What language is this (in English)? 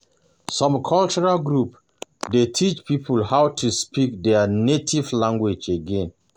Nigerian Pidgin